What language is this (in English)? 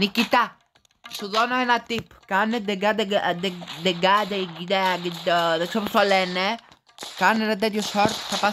Greek